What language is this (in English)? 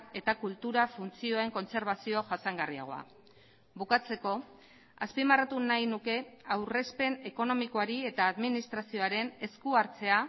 Basque